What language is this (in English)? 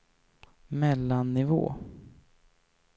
Swedish